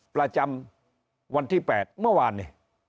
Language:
Thai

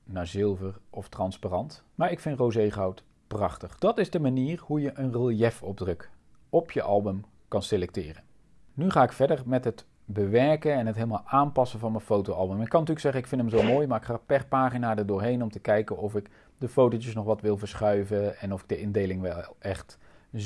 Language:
Dutch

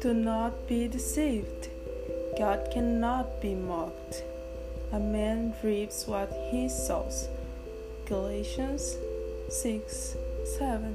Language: Portuguese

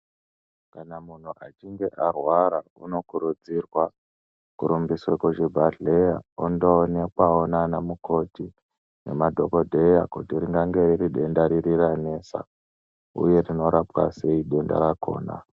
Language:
Ndau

